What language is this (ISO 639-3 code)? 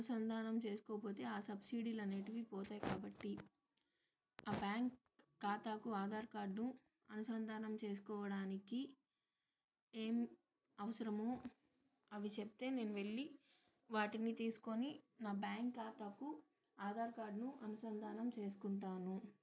tel